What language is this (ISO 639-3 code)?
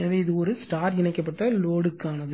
tam